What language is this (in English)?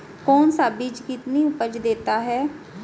Hindi